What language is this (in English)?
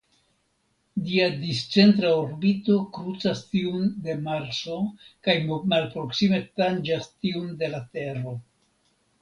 Esperanto